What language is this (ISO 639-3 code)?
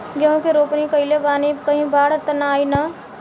bho